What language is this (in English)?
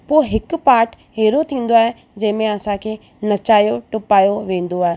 Sindhi